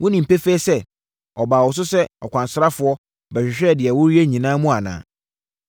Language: Akan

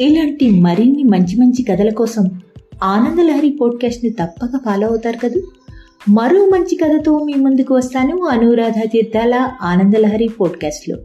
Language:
Telugu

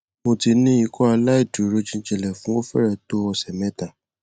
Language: Yoruba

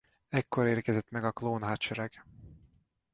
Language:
Hungarian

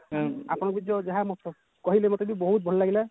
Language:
Odia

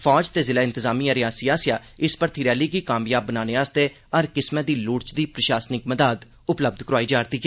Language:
Dogri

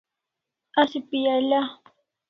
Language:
Kalasha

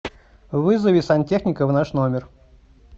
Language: Russian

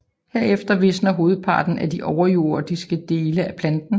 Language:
Danish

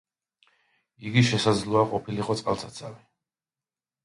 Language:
Georgian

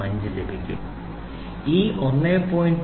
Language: Malayalam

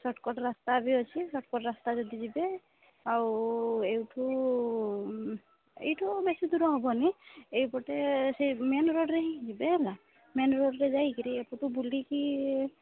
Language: Odia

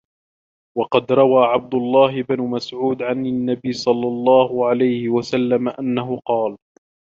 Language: Arabic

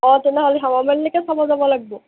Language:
Assamese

